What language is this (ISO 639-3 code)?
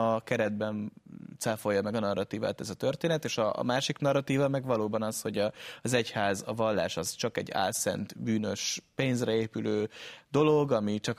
hun